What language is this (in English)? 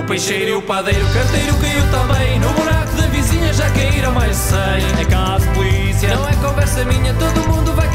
Portuguese